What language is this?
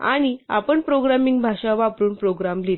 Marathi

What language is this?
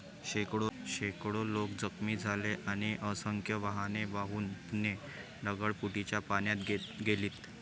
Marathi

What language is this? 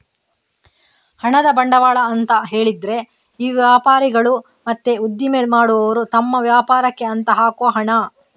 Kannada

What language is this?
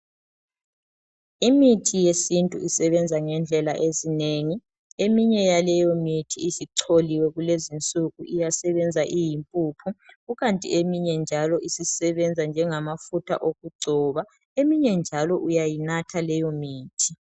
North Ndebele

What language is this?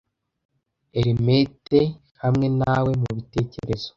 Kinyarwanda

